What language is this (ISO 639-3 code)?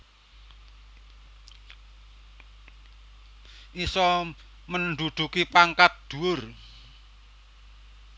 jav